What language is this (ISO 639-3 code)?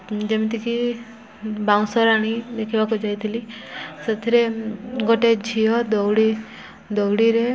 ori